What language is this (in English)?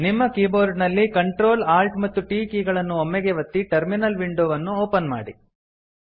Kannada